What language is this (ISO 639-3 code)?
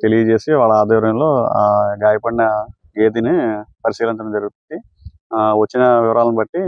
tel